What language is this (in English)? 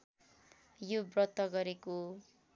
Nepali